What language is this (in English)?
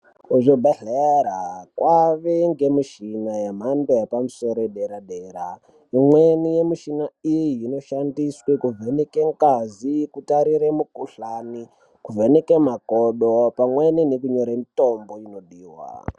Ndau